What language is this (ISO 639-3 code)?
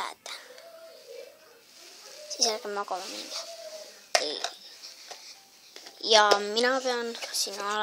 fra